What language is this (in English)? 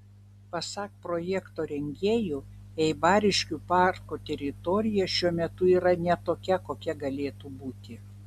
Lithuanian